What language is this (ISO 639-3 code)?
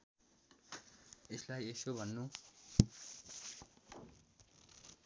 nep